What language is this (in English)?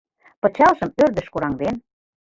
Mari